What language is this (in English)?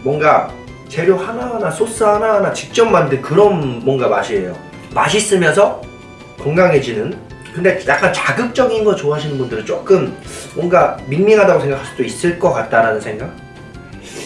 Korean